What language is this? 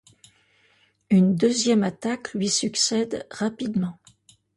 French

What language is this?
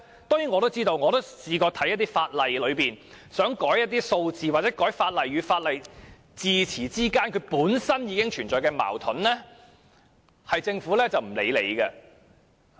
Cantonese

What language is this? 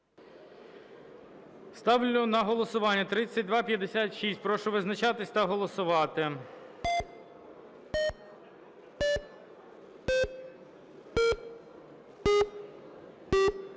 Ukrainian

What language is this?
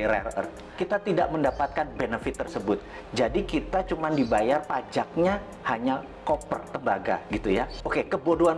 Indonesian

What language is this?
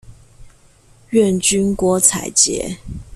Chinese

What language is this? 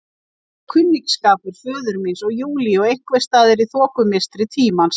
Icelandic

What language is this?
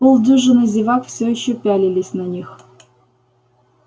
Russian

